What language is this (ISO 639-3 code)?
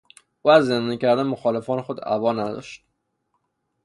fas